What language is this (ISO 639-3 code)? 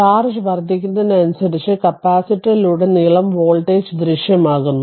mal